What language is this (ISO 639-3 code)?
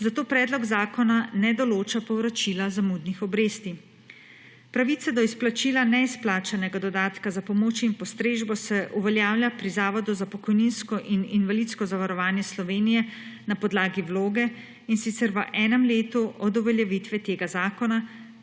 slv